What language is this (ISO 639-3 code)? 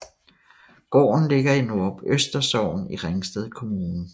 dan